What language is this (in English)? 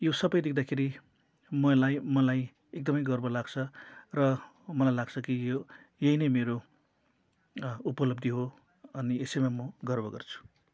Nepali